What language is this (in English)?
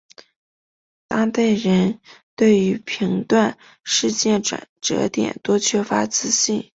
Chinese